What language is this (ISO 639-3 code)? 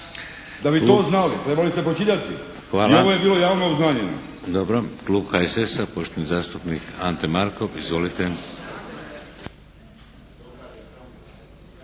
hrv